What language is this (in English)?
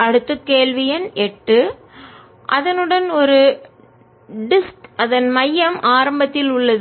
Tamil